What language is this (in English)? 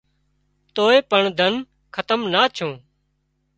Wadiyara Koli